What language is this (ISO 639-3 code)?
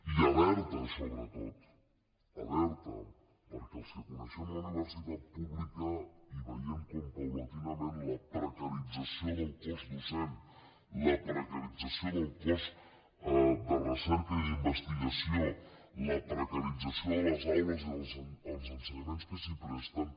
cat